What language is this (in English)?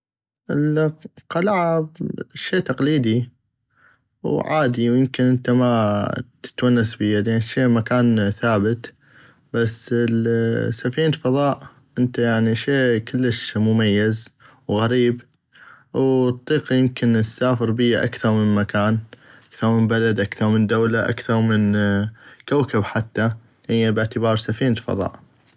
North Mesopotamian Arabic